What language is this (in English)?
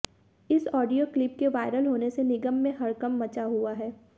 Hindi